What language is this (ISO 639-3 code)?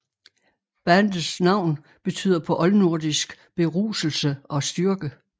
dan